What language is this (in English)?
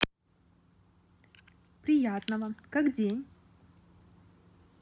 Russian